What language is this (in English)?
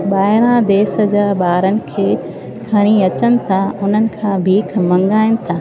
Sindhi